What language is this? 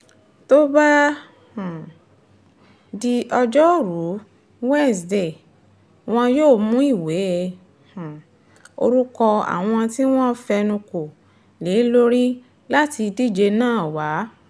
Yoruba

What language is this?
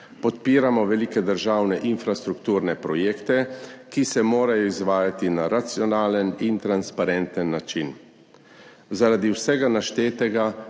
Slovenian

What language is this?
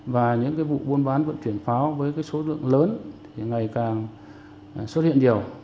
Vietnamese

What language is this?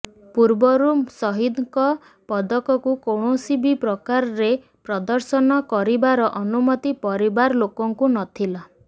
Odia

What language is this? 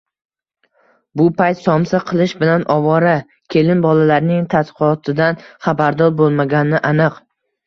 Uzbek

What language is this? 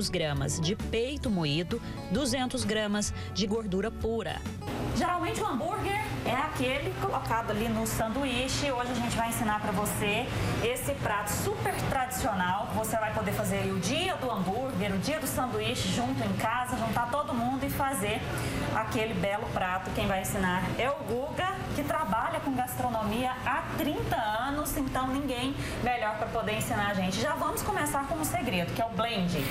Portuguese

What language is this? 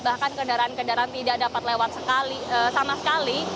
Indonesian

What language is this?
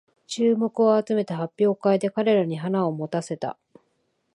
Japanese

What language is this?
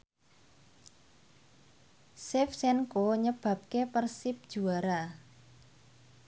Javanese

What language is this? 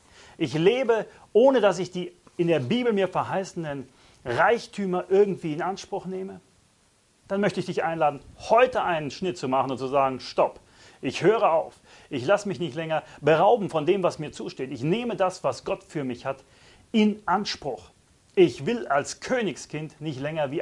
German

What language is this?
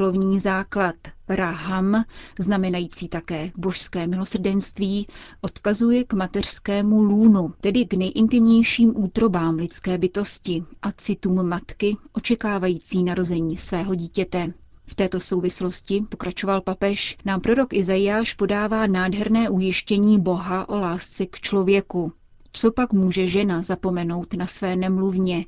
Czech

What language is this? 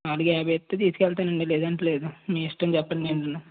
Telugu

